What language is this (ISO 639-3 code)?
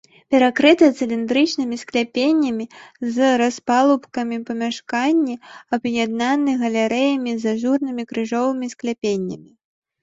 bel